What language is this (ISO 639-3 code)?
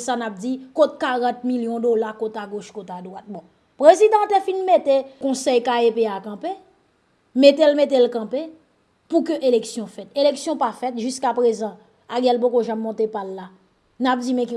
fra